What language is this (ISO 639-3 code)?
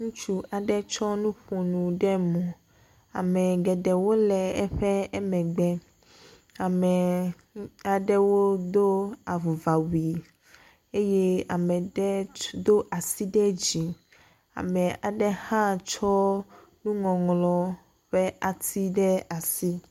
ewe